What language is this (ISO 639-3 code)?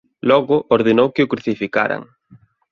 glg